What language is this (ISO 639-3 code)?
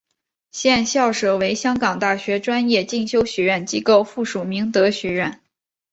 zho